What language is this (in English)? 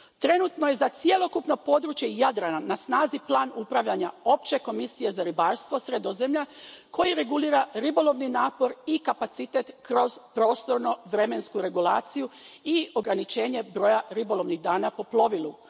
Croatian